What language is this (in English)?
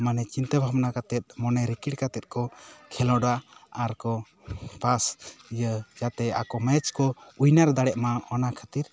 Santali